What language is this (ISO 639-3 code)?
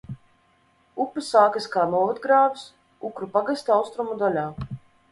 lav